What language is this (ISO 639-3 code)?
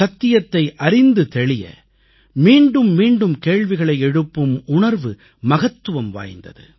tam